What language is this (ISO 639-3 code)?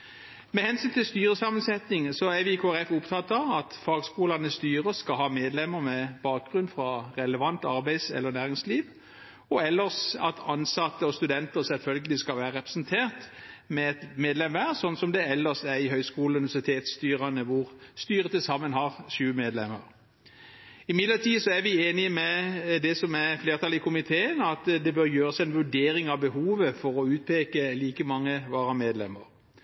nob